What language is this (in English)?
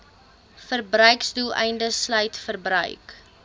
Afrikaans